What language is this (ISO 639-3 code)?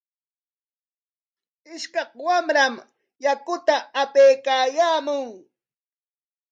qwa